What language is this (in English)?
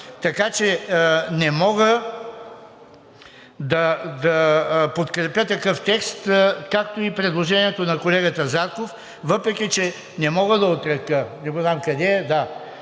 Bulgarian